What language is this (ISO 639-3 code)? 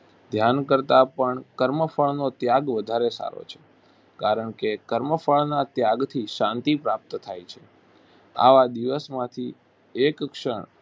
guj